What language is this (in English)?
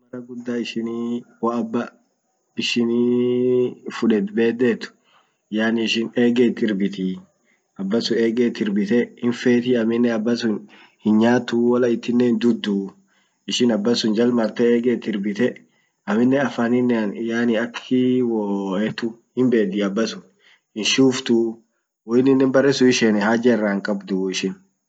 Orma